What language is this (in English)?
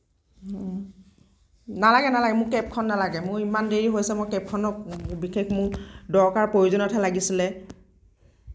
Assamese